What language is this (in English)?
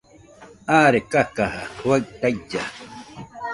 Nüpode Huitoto